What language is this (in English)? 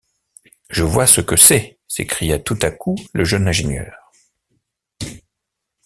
French